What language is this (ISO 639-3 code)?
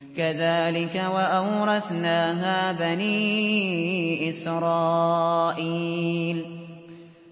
ara